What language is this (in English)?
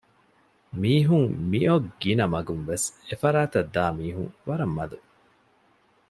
Divehi